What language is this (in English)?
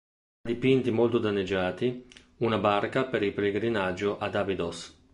Italian